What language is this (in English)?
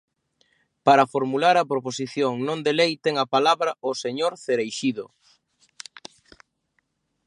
Galician